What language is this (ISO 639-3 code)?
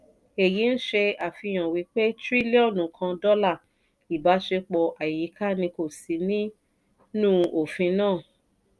yor